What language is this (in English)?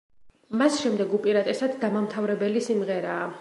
Georgian